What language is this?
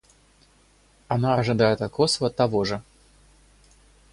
Russian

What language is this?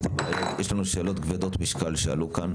Hebrew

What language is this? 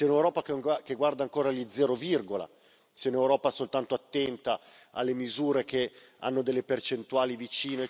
Italian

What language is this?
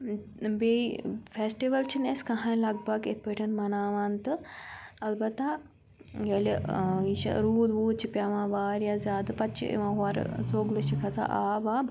Kashmiri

